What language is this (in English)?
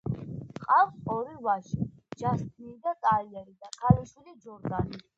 Georgian